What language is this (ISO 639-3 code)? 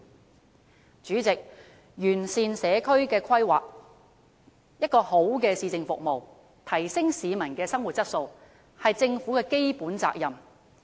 yue